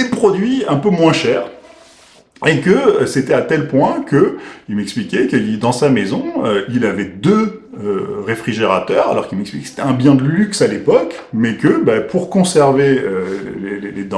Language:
French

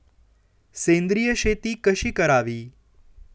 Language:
Marathi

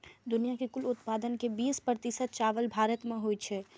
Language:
Maithili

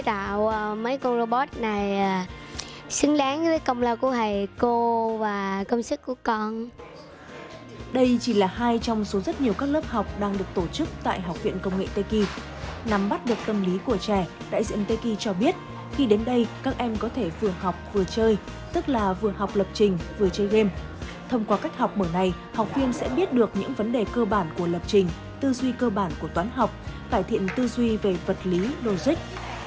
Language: Vietnamese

